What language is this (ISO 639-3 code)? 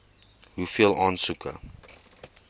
afr